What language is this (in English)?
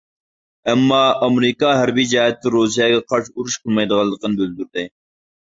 Uyghur